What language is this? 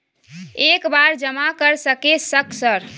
Maithili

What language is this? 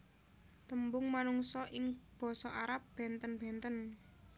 Javanese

